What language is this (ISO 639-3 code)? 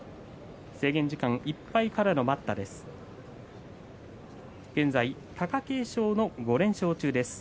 jpn